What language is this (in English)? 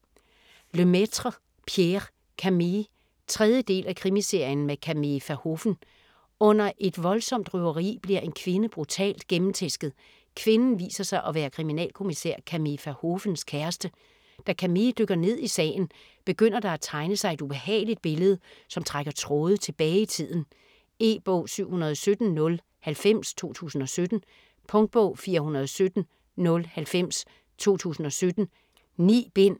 Danish